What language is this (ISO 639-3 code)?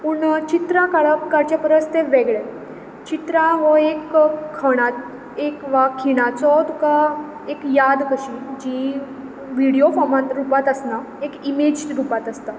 kok